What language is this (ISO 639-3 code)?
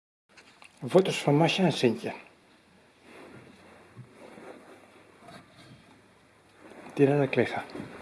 nld